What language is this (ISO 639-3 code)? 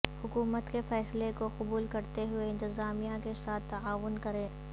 urd